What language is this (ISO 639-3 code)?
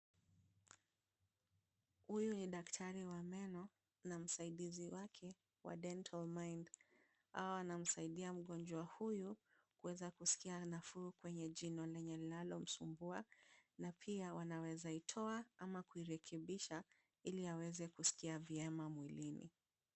swa